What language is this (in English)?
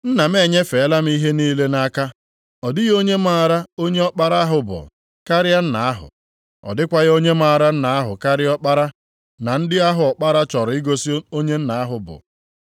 Igbo